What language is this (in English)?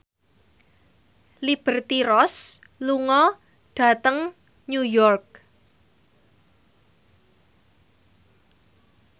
Javanese